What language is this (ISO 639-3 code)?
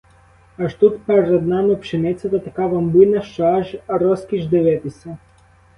ukr